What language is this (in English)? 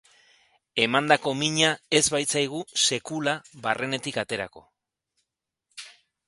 Basque